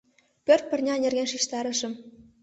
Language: Mari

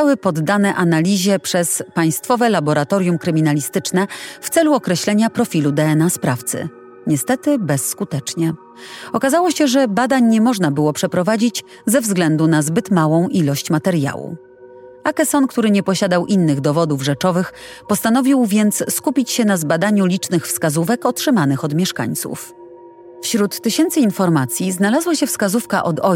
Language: Polish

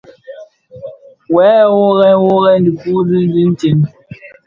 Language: Bafia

